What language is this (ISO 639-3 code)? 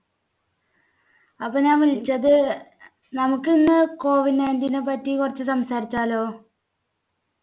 mal